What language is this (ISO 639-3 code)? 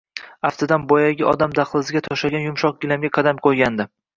uzb